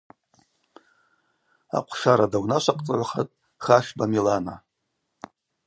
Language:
Abaza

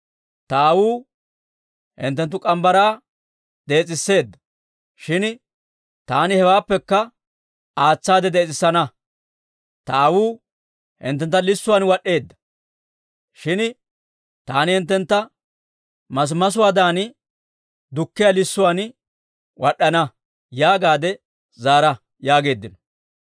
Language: Dawro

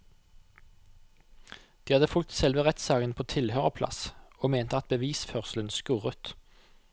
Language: Norwegian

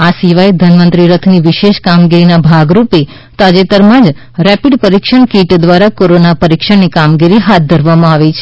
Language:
Gujarati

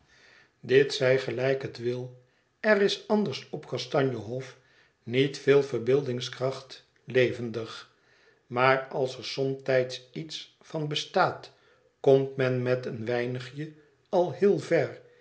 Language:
Dutch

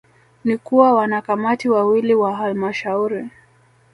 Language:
Swahili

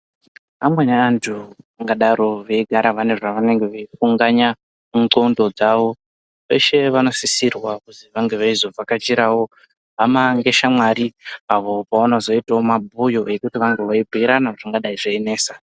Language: Ndau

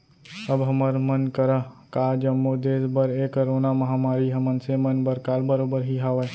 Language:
Chhattisgarhi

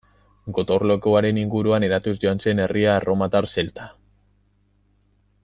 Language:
Basque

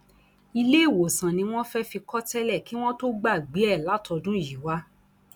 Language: Yoruba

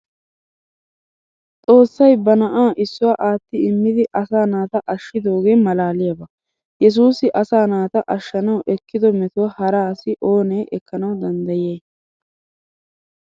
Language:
Wolaytta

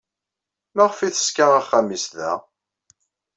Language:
Kabyle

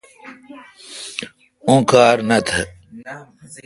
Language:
Kalkoti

